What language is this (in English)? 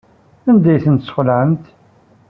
Kabyle